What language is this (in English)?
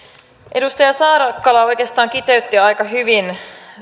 Finnish